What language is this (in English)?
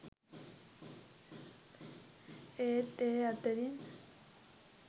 Sinhala